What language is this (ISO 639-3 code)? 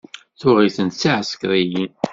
kab